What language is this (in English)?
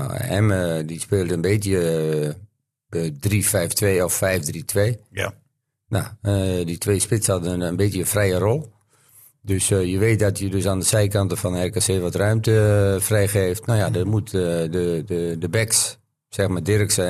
Dutch